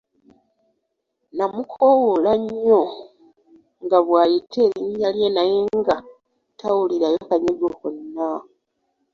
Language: Ganda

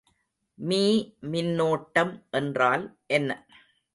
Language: Tamil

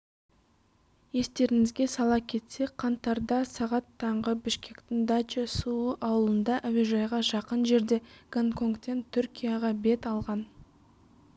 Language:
Kazakh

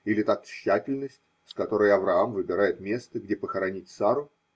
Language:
Russian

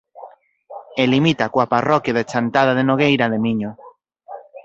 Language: Galician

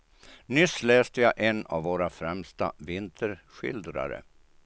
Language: Swedish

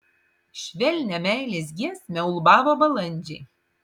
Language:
Lithuanian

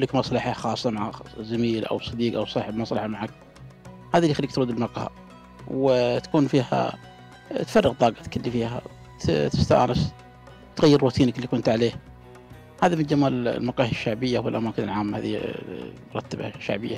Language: Arabic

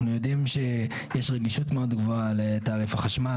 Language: Hebrew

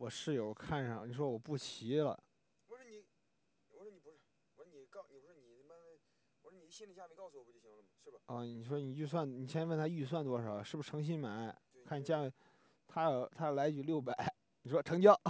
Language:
Chinese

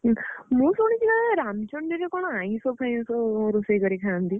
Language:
Odia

